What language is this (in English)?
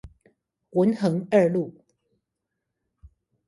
Chinese